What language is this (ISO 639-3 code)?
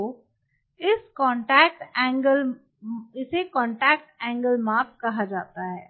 hin